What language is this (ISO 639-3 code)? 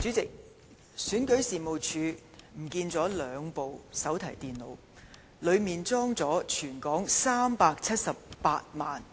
yue